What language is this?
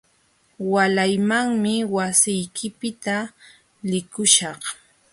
Jauja Wanca Quechua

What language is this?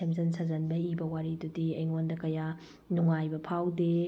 Manipuri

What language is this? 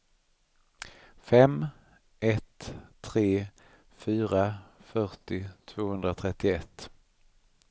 Swedish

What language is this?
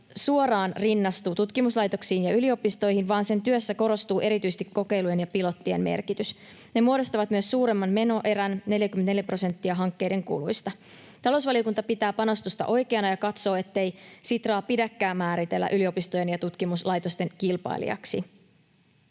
Finnish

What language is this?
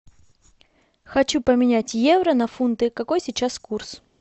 Russian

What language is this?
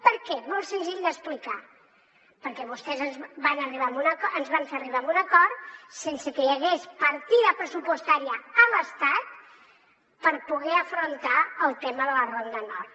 Catalan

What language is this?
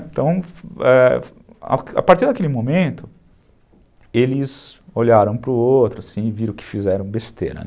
Portuguese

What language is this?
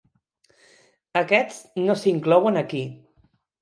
Catalan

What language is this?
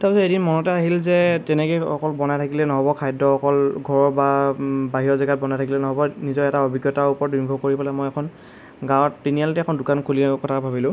Assamese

